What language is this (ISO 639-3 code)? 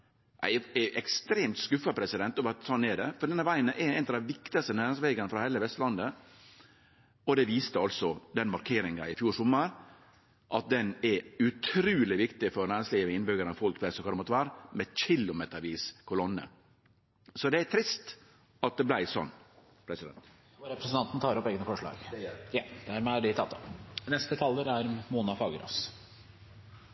nor